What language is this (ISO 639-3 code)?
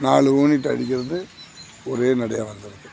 tam